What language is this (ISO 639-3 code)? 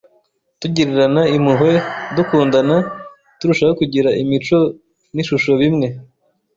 kin